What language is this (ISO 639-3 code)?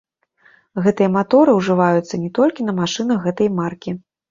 bel